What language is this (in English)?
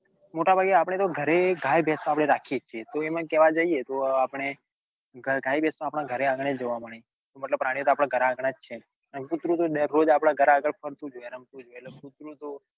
Gujarati